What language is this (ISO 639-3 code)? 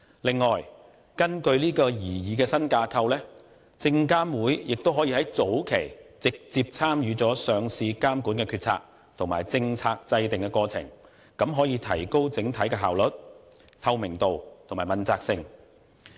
yue